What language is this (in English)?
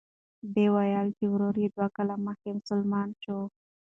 Pashto